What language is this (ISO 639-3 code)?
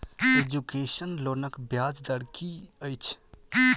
mai